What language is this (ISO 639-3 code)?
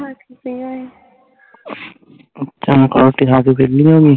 pan